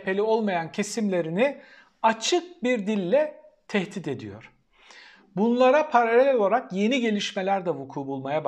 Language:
Turkish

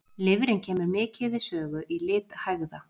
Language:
Icelandic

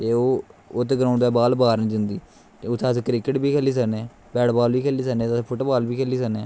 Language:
Dogri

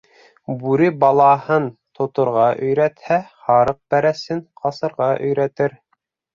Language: Bashkir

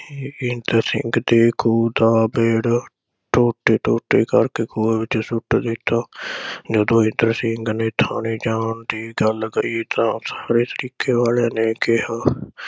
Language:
Punjabi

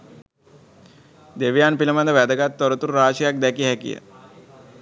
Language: Sinhala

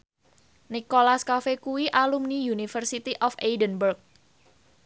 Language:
Javanese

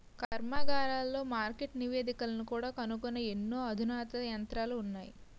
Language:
Telugu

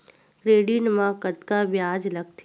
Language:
Chhattisgarhi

